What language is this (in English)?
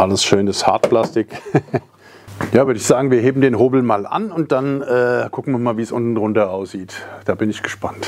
German